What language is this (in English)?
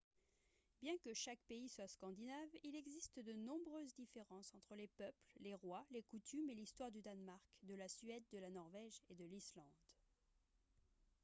French